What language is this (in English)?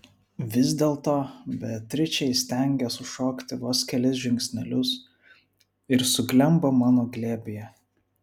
Lithuanian